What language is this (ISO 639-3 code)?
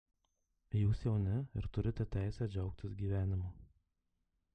lit